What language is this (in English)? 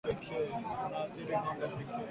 Swahili